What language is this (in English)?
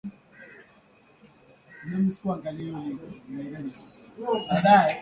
Swahili